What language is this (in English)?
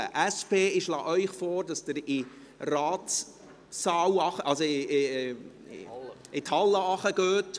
Swiss German